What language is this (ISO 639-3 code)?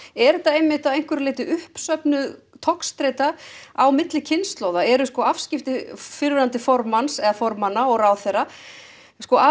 isl